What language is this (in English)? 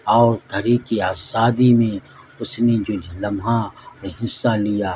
Urdu